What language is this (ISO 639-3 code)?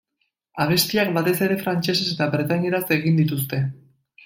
eus